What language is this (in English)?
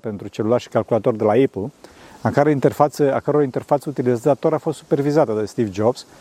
Romanian